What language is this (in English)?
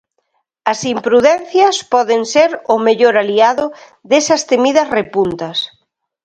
Galician